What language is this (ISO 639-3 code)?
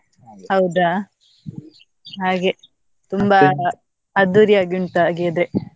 kan